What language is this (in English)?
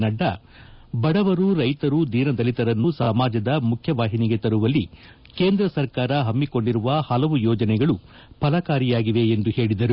Kannada